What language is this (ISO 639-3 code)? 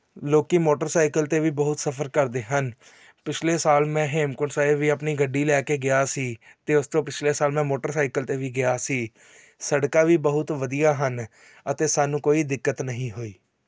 pan